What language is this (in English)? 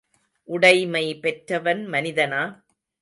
Tamil